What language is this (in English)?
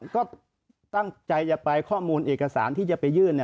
Thai